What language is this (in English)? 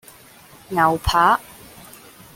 Cantonese